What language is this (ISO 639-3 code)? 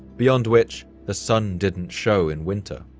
eng